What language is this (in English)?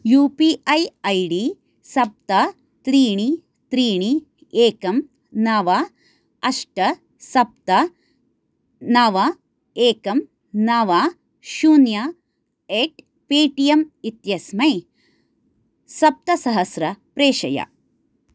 Sanskrit